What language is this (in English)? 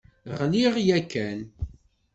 Kabyle